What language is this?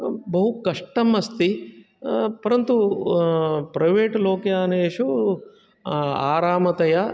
Sanskrit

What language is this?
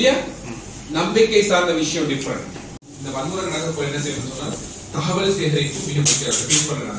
Arabic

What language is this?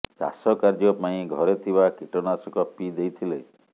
Odia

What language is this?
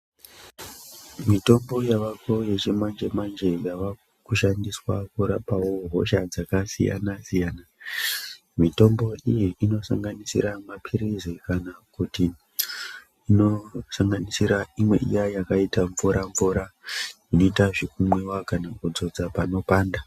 Ndau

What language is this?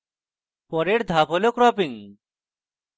Bangla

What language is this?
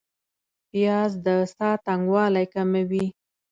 Pashto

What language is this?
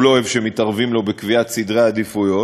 Hebrew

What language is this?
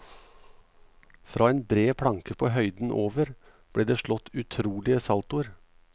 Norwegian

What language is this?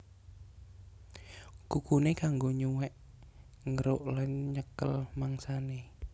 Javanese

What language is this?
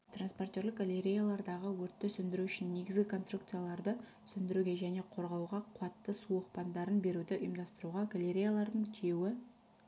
Kazakh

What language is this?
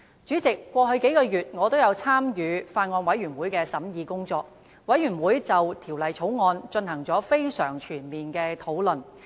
Cantonese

